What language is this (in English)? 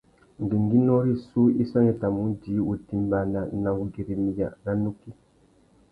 Tuki